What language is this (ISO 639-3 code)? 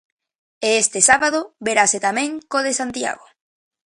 glg